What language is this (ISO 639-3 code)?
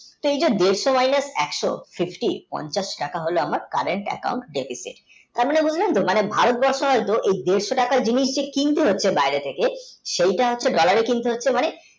ben